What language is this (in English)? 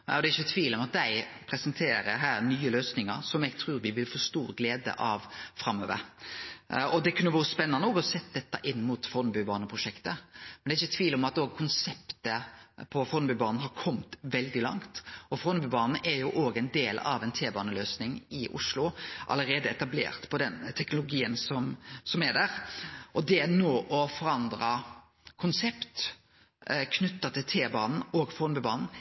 Norwegian Nynorsk